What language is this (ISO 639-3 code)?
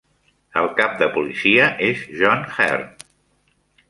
cat